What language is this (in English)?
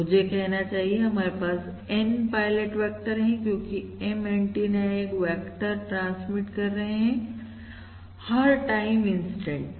Hindi